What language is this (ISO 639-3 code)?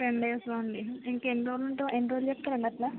tel